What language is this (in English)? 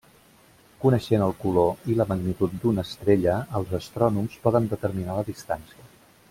Catalan